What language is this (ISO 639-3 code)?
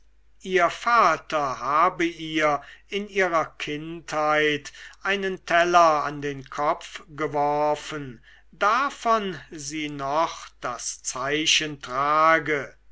deu